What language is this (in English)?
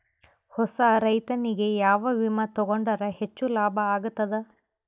Kannada